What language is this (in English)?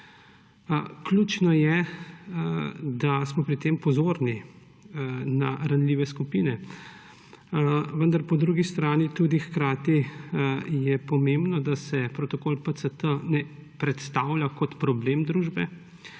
Slovenian